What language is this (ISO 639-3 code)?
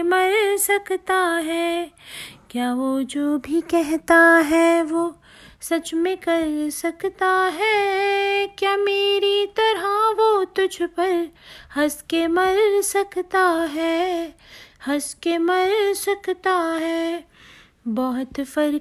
hin